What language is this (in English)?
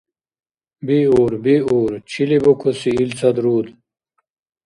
Dargwa